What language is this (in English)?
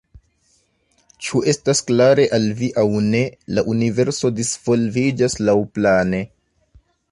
Esperanto